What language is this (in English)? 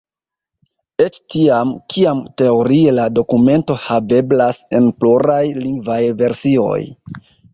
Esperanto